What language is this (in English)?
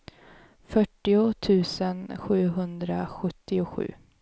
Swedish